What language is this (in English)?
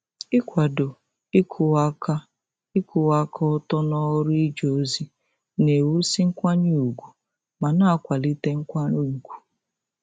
Igbo